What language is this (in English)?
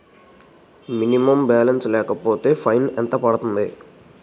Telugu